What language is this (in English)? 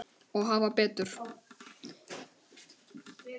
Icelandic